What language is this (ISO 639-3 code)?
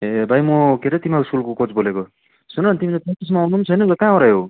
nep